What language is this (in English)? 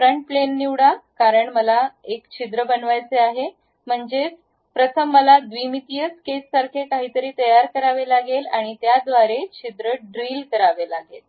Marathi